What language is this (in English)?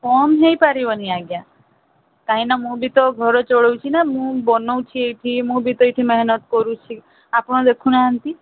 Odia